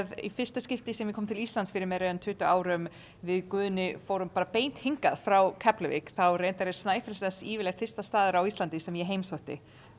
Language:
Icelandic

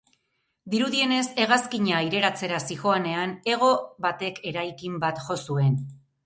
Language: Basque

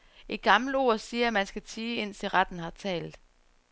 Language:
Danish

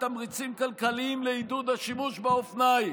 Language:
Hebrew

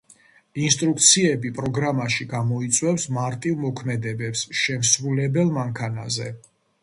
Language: Georgian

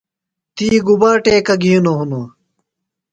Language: Phalura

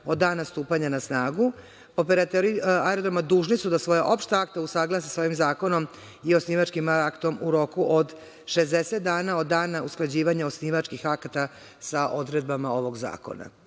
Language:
Serbian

